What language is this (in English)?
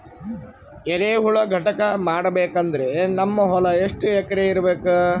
Kannada